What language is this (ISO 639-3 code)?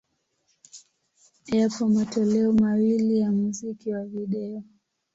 swa